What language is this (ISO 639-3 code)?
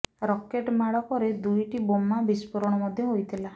ori